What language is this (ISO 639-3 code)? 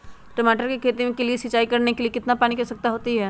mag